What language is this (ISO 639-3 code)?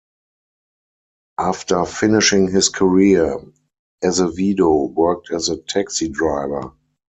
eng